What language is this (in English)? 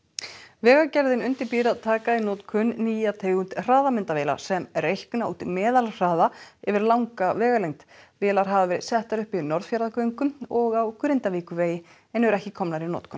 Icelandic